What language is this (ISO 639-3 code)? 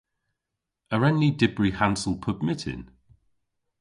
cor